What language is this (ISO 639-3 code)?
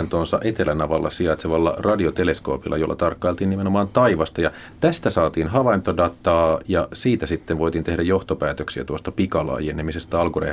fin